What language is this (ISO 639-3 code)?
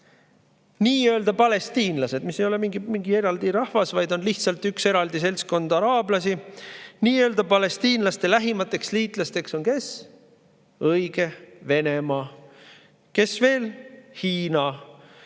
est